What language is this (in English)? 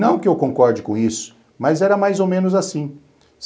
Portuguese